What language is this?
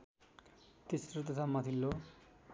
Nepali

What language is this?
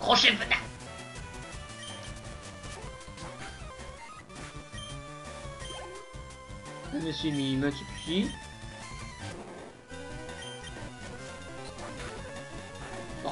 French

